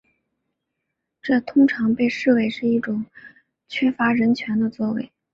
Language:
Chinese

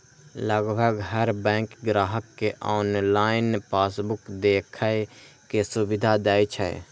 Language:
Maithili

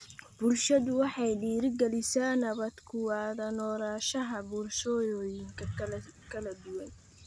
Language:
Somali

